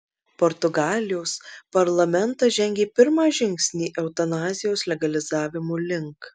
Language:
Lithuanian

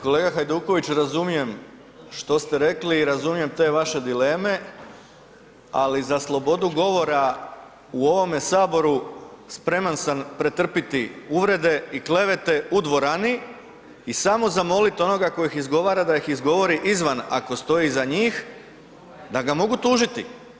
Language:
Croatian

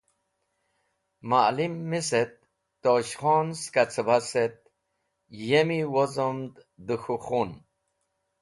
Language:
Wakhi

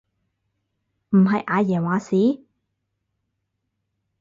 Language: Cantonese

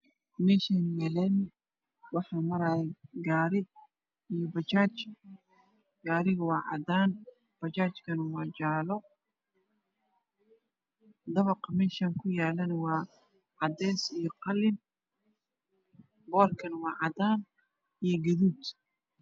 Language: Somali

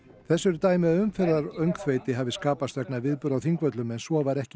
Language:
Icelandic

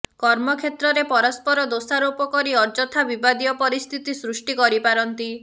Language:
Odia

